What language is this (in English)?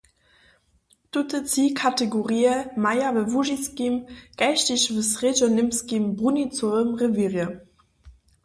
Upper Sorbian